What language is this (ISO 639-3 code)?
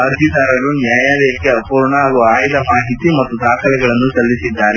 kan